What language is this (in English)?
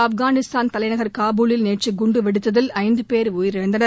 Tamil